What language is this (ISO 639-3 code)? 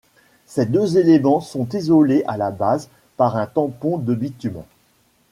fra